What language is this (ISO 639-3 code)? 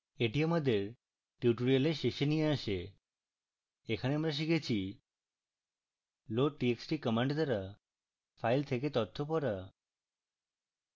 ben